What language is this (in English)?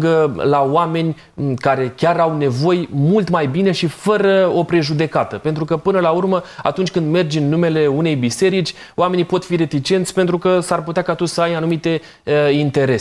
Romanian